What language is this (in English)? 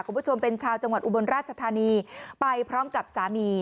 Thai